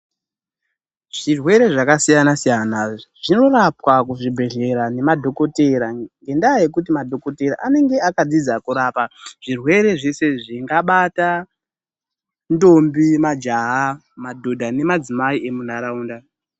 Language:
Ndau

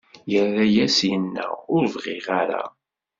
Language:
Kabyle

